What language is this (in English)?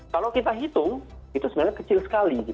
Indonesian